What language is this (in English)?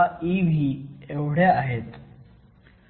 Marathi